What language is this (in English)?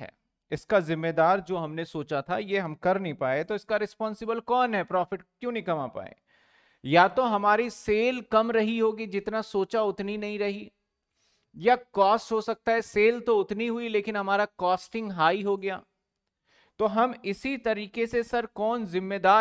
Hindi